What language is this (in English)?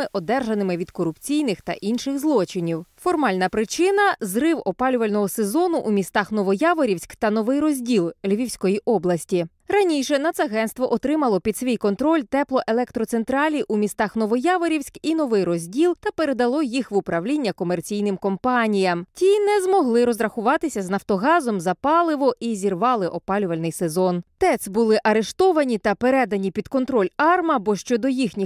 Ukrainian